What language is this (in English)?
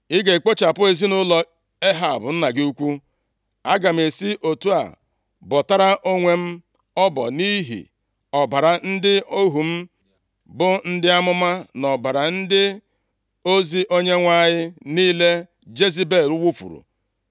Igbo